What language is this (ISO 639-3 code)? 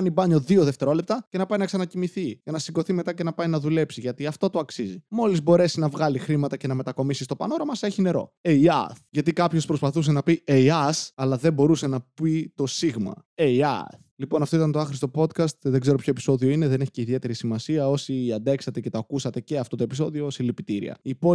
ell